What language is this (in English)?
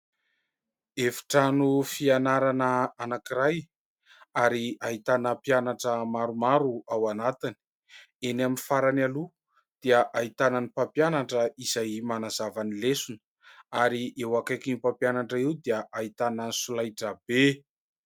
Malagasy